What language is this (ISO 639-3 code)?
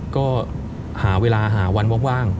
tha